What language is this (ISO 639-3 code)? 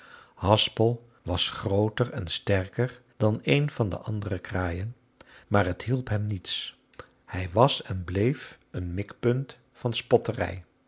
nld